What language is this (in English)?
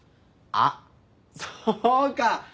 Japanese